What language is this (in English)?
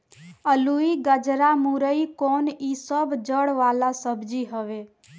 Bhojpuri